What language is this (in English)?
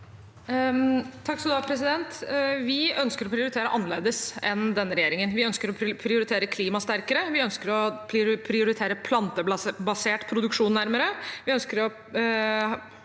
Norwegian